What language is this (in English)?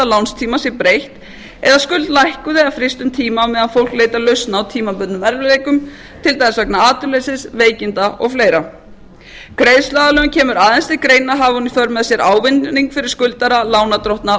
Icelandic